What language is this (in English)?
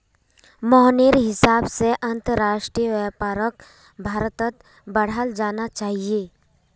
Magahi